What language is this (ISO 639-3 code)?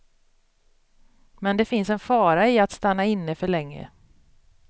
swe